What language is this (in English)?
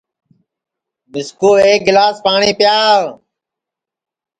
Sansi